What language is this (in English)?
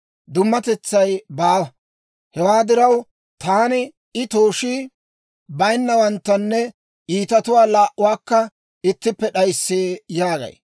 Dawro